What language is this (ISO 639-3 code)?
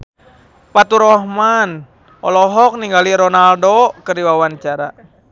sun